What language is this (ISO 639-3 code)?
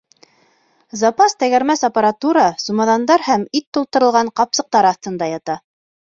bak